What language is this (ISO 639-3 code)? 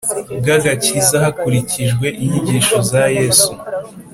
kin